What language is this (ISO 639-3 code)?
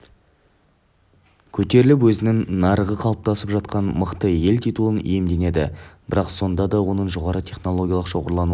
kaz